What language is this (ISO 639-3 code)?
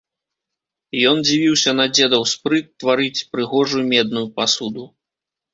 bel